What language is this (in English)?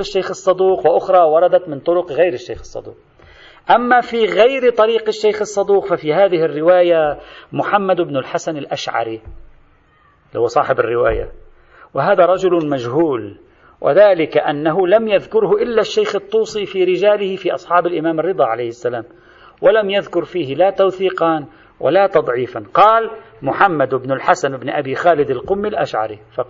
Arabic